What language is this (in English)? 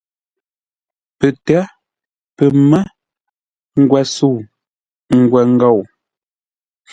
Ngombale